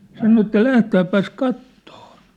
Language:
Finnish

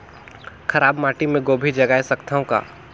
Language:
Chhattisgarhi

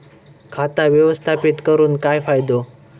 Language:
Marathi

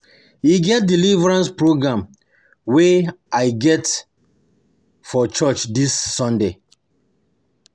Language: Nigerian Pidgin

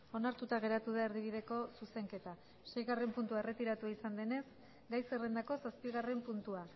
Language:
Basque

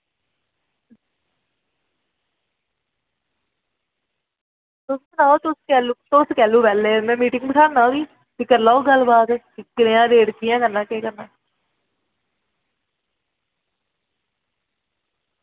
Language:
Dogri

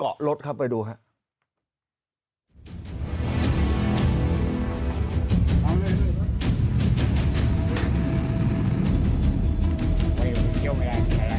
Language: Thai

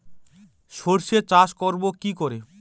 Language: Bangla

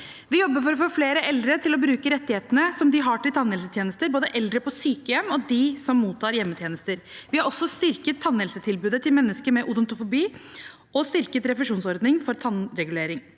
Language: Norwegian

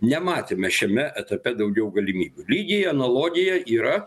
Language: Lithuanian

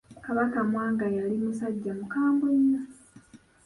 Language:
Ganda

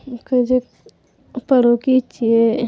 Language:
Maithili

